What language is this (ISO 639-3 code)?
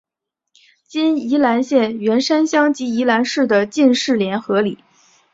zho